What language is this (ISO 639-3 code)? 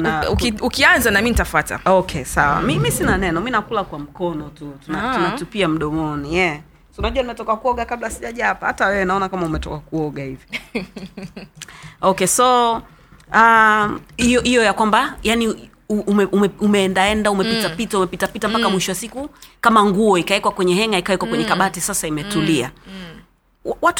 swa